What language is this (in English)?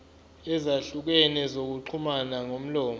Zulu